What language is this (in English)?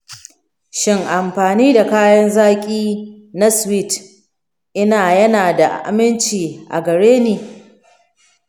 Hausa